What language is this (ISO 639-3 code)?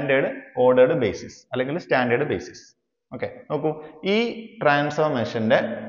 mal